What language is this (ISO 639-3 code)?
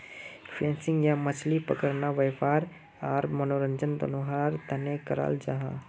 mag